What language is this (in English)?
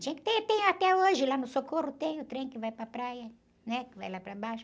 Portuguese